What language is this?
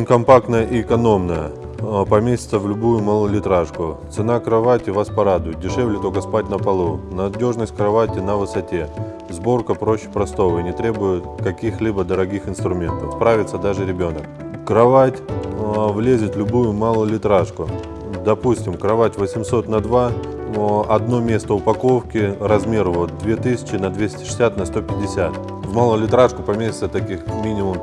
Russian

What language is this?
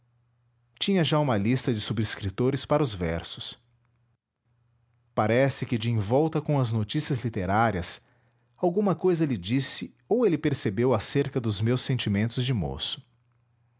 Portuguese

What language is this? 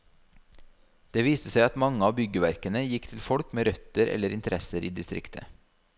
Norwegian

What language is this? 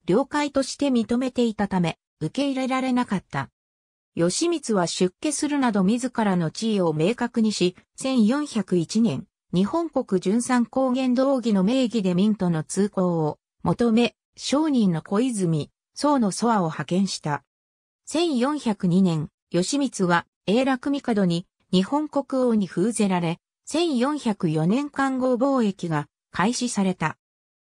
Japanese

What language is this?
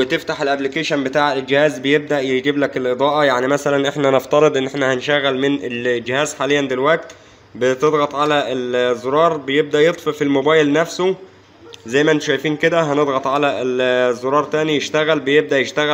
Arabic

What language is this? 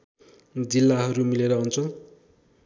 Nepali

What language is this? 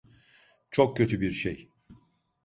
Turkish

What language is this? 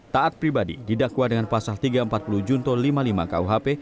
Indonesian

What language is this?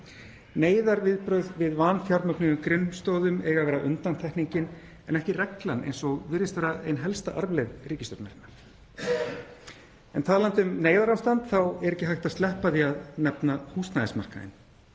Icelandic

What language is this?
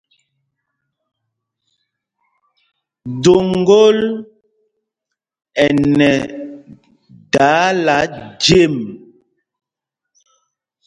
Mpumpong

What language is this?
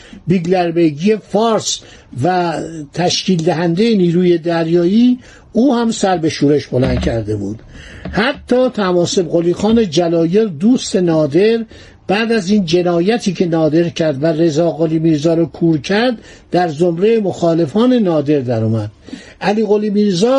Persian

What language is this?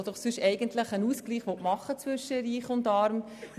Swiss German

